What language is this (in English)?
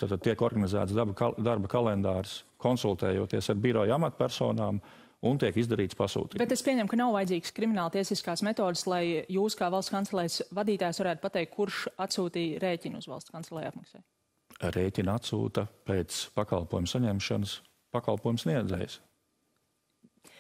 Latvian